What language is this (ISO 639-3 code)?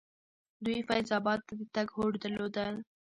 pus